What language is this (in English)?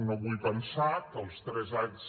Catalan